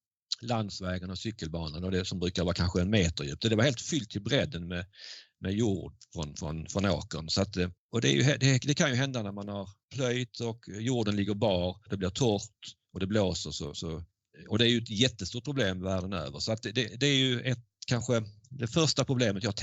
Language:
Swedish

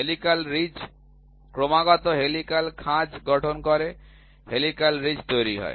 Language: Bangla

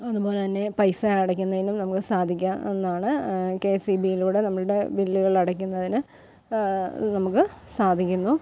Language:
Malayalam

